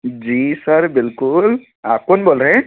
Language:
Hindi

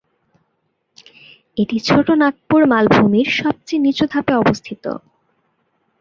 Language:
Bangla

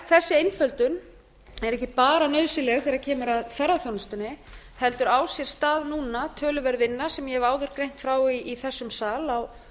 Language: Icelandic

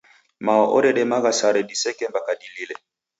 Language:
Taita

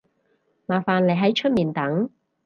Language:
Cantonese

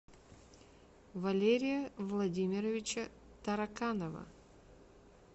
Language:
Russian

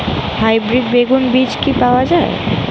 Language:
Bangla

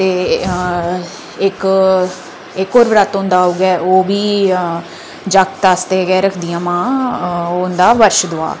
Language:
Dogri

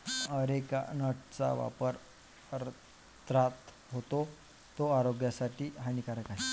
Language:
Marathi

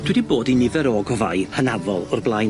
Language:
Welsh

